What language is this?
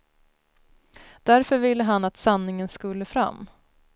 Swedish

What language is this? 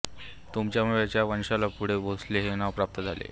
Marathi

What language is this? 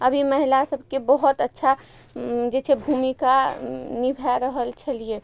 Maithili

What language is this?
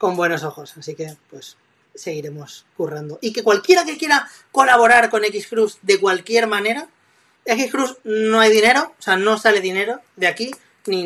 Spanish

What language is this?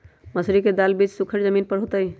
Magahi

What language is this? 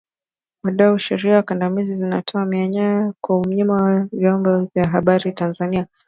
Swahili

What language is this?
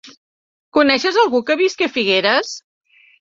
Catalan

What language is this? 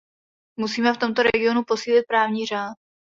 Czech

